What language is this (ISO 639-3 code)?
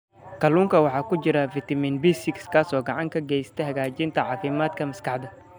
som